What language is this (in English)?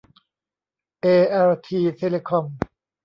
Thai